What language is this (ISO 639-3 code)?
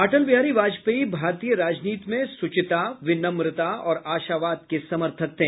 hin